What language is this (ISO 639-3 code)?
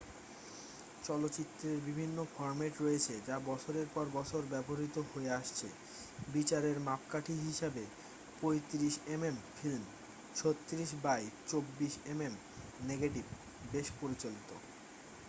ben